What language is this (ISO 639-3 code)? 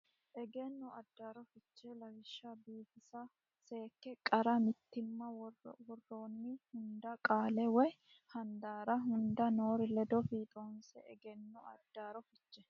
sid